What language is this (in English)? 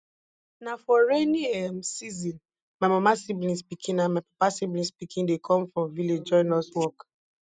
Nigerian Pidgin